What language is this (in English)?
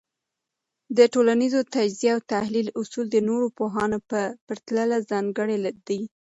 Pashto